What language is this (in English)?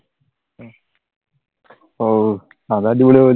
Malayalam